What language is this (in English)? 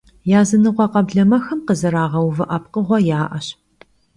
Kabardian